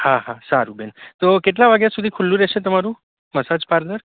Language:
Gujarati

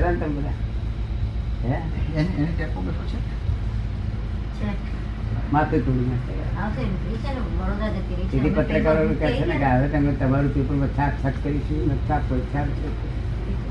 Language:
Gujarati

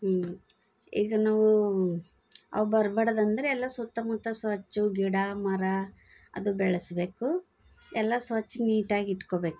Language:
Kannada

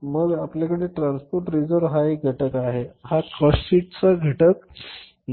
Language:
Marathi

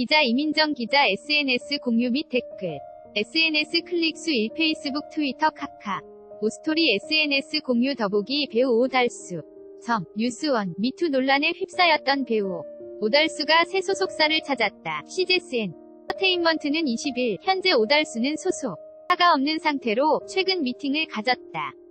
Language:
Korean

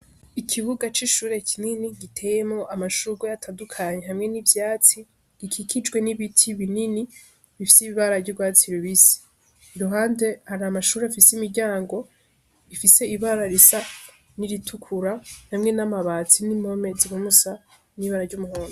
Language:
Rundi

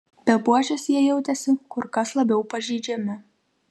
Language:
Lithuanian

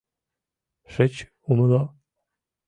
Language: Mari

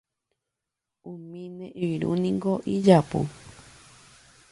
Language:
Guarani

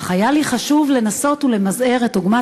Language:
Hebrew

